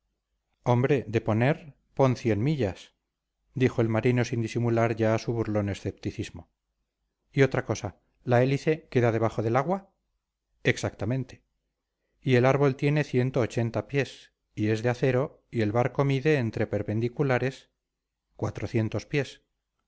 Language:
Spanish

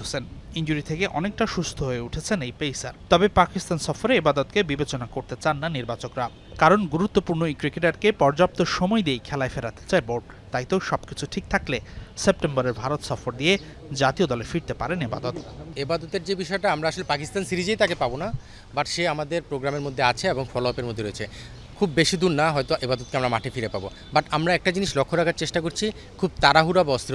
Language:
Bangla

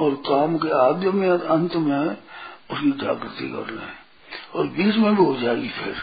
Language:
Hindi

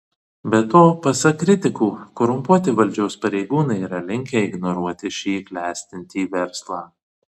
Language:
Lithuanian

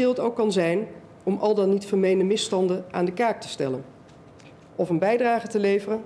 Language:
Dutch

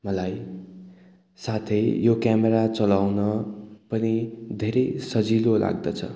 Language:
Nepali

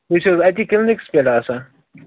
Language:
Kashmiri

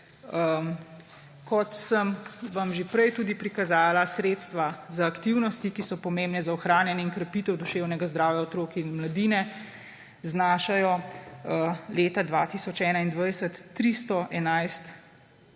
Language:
Slovenian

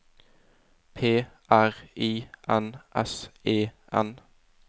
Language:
Norwegian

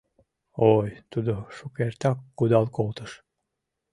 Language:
Mari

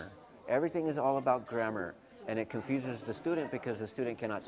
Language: Indonesian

